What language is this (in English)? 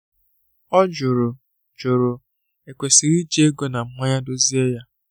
Igbo